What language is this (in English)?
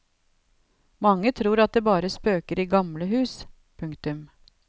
Norwegian